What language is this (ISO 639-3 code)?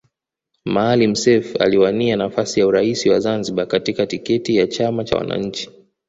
swa